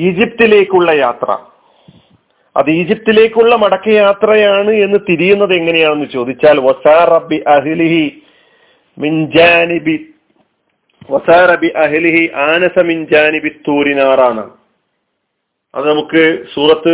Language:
Malayalam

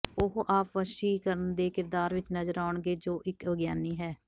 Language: Punjabi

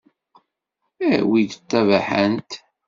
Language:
Kabyle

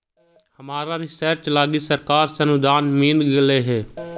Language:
Magahi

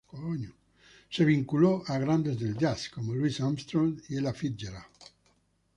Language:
Spanish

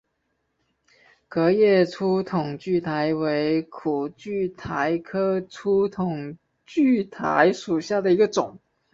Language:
Chinese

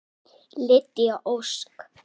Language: Icelandic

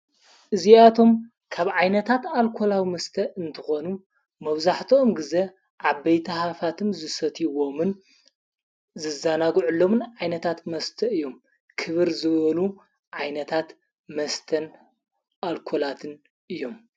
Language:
Tigrinya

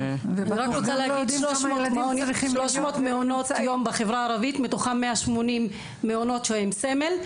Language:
Hebrew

